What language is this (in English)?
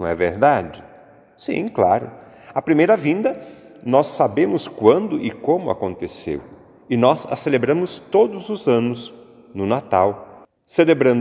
Portuguese